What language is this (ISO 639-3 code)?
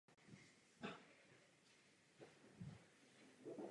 ces